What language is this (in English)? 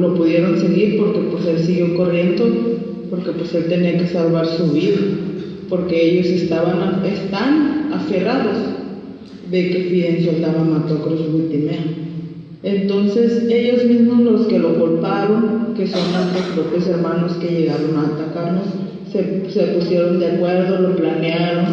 Spanish